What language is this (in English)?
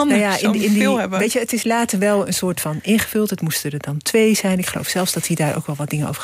Dutch